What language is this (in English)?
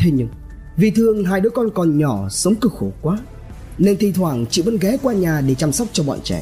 Vietnamese